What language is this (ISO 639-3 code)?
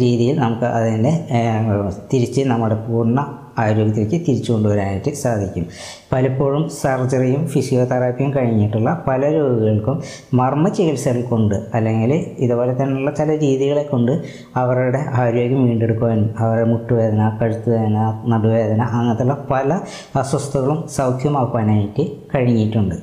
mal